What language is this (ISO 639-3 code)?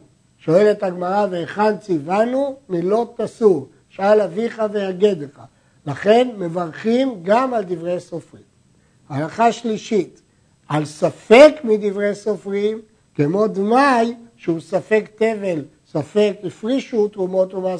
heb